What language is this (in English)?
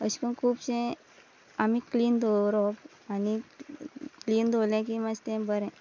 Konkani